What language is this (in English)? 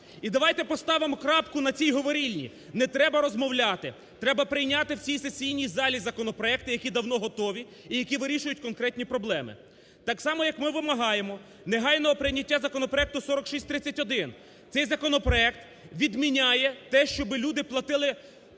Ukrainian